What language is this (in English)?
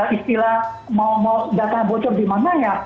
Indonesian